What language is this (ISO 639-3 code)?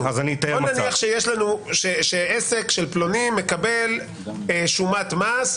heb